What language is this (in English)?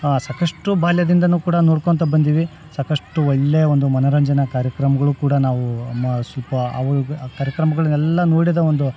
Kannada